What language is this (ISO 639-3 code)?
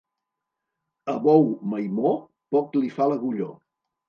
cat